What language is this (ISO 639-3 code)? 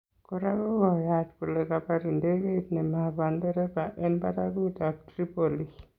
kln